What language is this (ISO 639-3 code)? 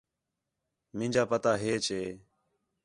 xhe